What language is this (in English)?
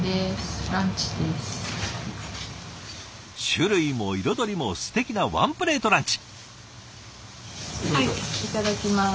Japanese